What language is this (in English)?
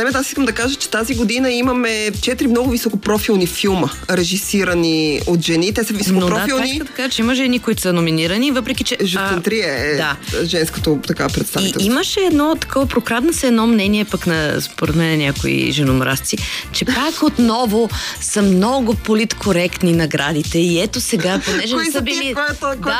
Bulgarian